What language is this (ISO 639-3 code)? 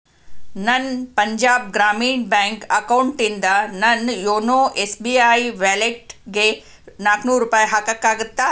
kan